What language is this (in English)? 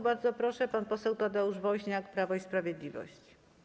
Polish